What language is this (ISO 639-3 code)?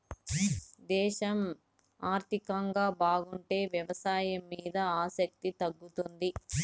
tel